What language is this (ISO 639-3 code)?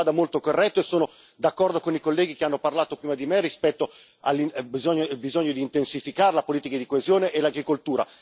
ita